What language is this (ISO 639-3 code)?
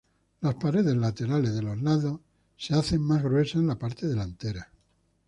spa